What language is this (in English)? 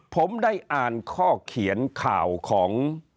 Thai